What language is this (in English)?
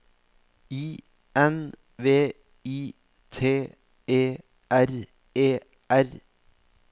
Norwegian